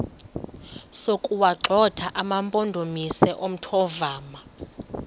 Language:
Xhosa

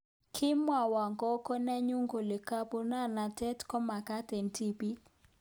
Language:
Kalenjin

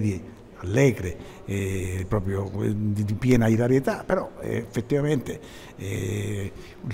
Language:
Italian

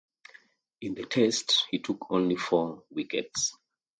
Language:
English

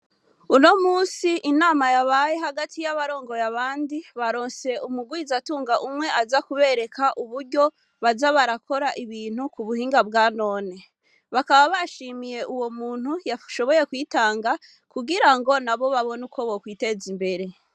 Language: Rundi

